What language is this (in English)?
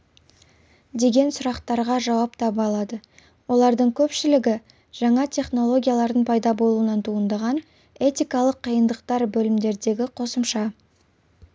Kazakh